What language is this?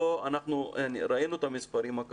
Hebrew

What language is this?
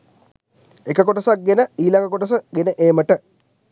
Sinhala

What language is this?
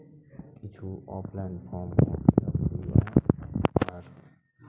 Santali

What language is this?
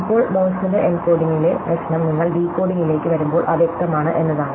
Malayalam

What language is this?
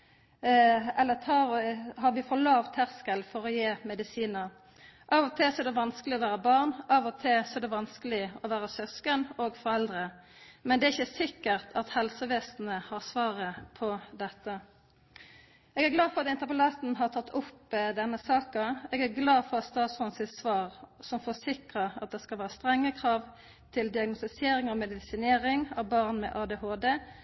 Norwegian Nynorsk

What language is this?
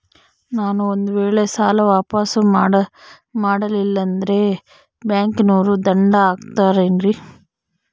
Kannada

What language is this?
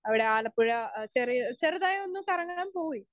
Malayalam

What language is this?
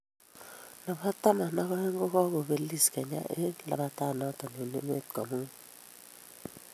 Kalenjin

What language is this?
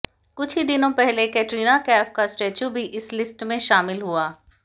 Hindi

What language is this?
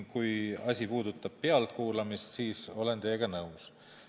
Estonian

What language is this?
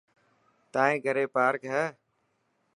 Dhatki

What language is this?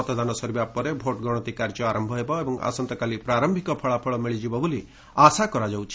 Odia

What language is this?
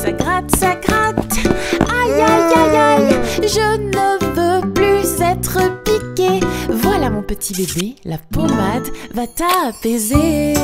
French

